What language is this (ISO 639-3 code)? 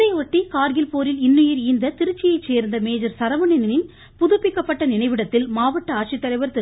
tam